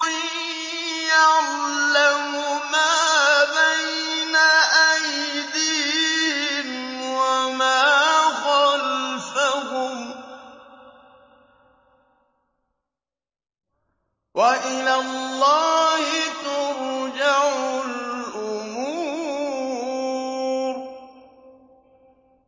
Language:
Arabic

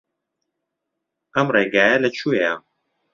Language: Central Kurdish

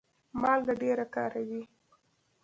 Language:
Pashto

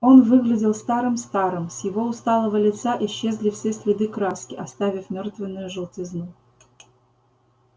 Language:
Russian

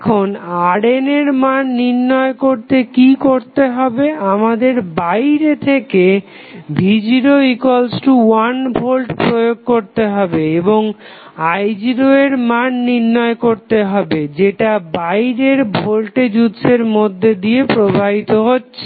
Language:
Bangla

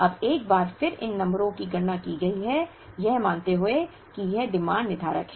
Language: Hindi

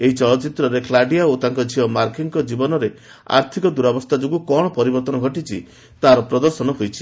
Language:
Odia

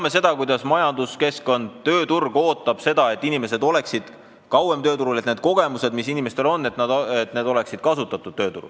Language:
Estonian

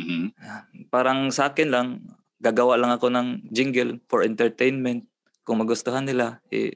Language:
Filipino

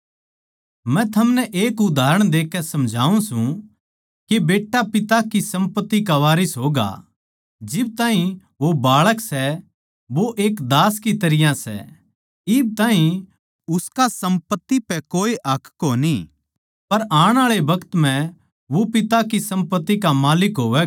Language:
Haryanvi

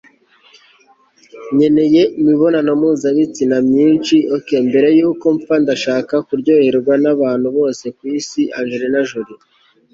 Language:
Kinyarwanda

